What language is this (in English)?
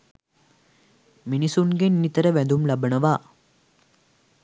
Sinhala